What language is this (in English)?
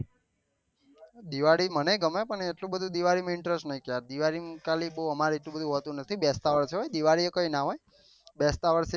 Gujarati